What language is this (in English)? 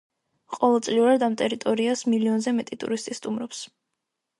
Georgian